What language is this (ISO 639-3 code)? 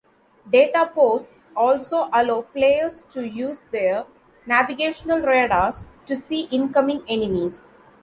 eng